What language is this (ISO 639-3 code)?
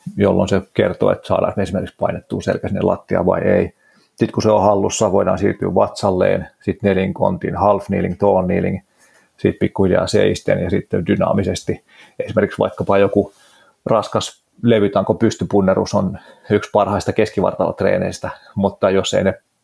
fin